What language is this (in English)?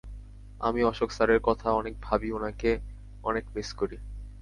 Bangla